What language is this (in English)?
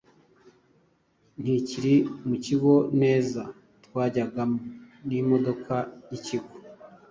Kinyarwanda